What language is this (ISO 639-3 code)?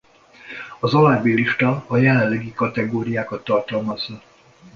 hun